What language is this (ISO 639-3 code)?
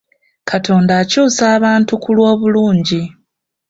lug